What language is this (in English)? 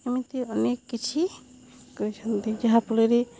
Odia